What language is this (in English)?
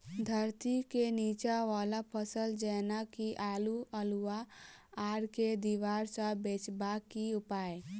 Maithili